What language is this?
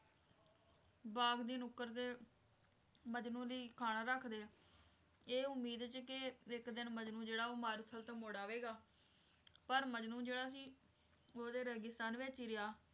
Punjabi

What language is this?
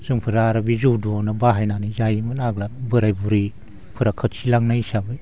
Bodo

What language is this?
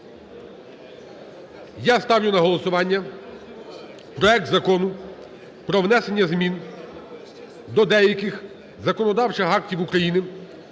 Ukrainian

